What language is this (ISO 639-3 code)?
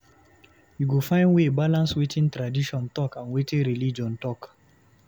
pcm